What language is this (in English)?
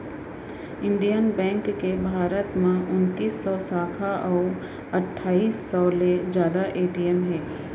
Chhattisgarhi